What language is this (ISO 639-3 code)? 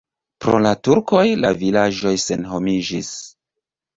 epo